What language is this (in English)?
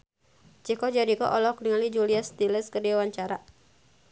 Sundanese